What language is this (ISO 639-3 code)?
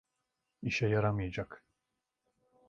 tur